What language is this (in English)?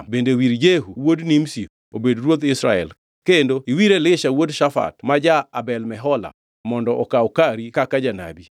Luo (Kenya and Tanzania)